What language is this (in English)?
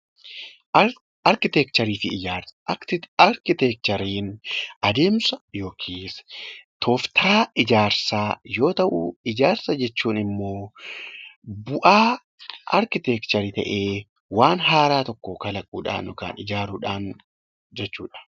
Oromo